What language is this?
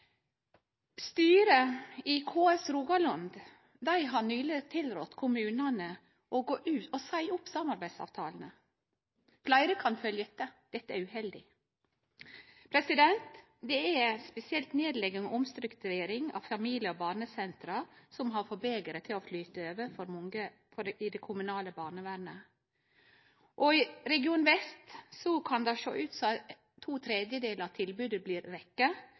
Norwegian Nynorsk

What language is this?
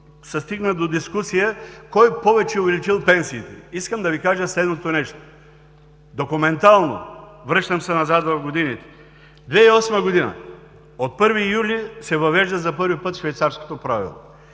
Bulgarian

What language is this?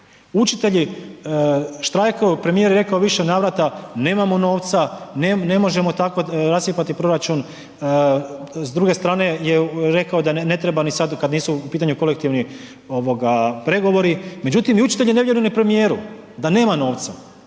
Croatian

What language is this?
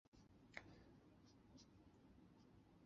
Chinese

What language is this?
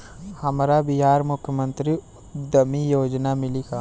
Bhojpuri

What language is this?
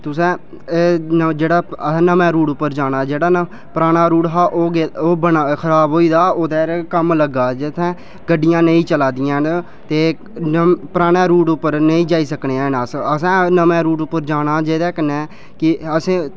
Dogri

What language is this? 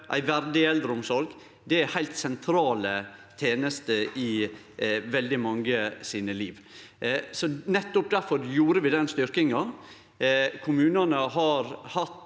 Norwegian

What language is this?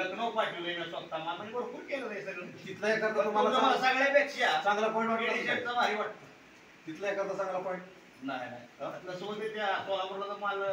Romanian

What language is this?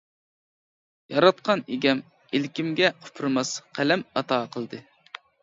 Uyghur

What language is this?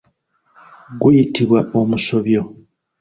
Ganda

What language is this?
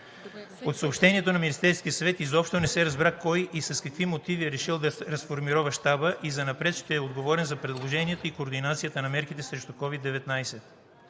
Bulgarian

